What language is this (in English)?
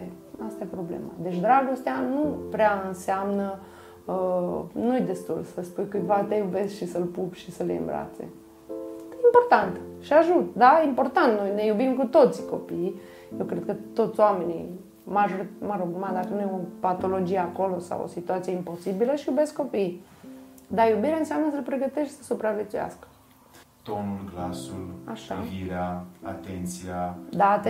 Romanian